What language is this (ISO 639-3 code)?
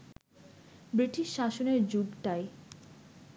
ben